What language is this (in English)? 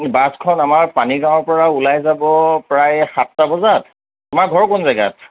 Assamese